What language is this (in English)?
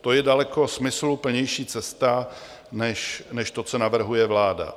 Czech